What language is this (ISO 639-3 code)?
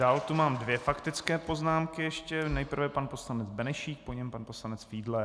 ces